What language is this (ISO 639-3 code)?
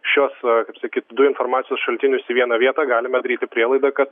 lit